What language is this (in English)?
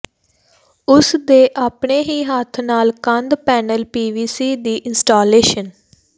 Punjabi